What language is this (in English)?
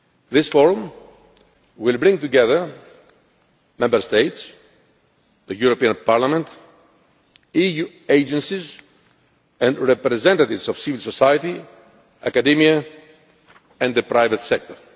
English